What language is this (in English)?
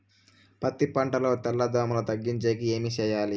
Telugu